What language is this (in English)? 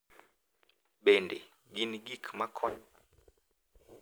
Luo (Kenya and Tanzania)